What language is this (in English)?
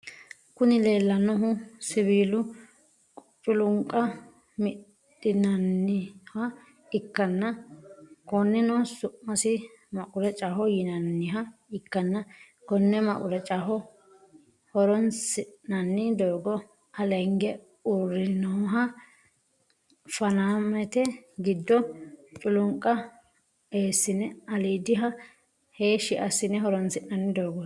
Sidamo